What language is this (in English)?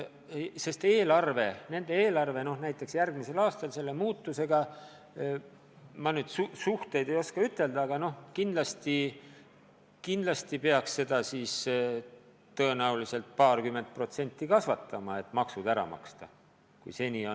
Estonian